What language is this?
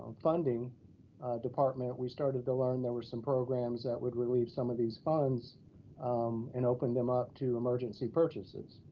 English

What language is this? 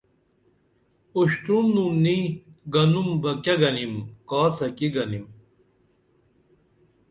Dameli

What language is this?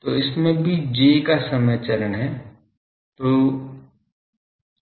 Hindi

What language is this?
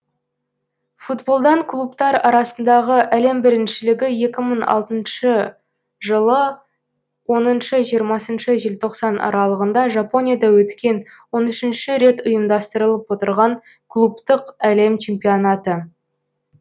Kazakh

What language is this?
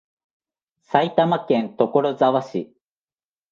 Japanese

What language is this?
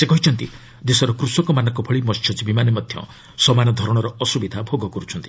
Odia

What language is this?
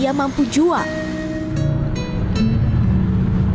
Indonesian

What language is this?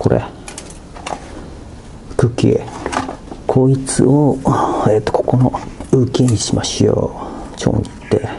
Japanese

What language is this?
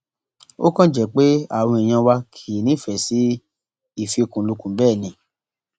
Yoruba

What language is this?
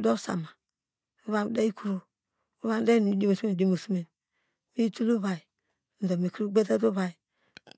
Degema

